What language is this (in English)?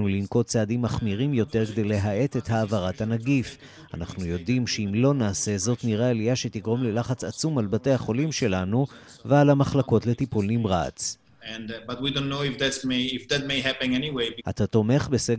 Hebrew